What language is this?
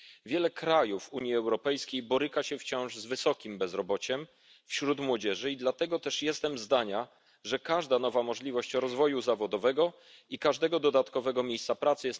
Polish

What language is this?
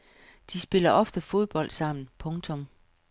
Danish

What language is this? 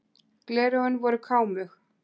Icelandic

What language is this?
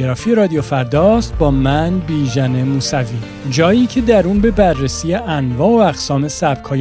Persian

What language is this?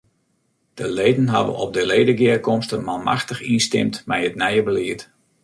Western Frisian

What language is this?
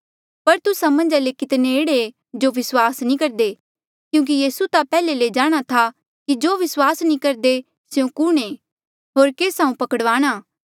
Mandeali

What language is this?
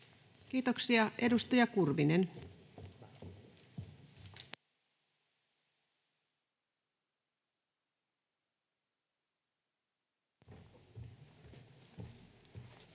Finnish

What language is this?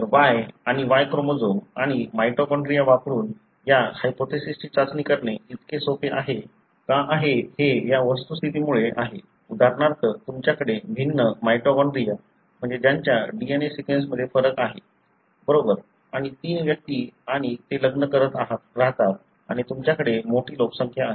Marathi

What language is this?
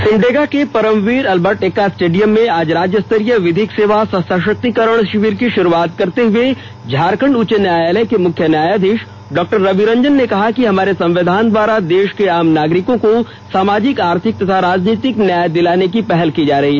Hindi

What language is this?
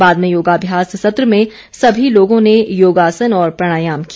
Hindi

